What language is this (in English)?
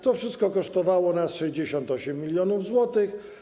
Polish